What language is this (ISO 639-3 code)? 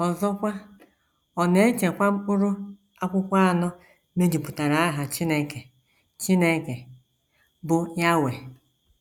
ibo